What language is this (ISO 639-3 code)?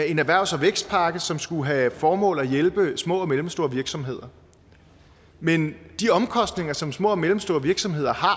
dan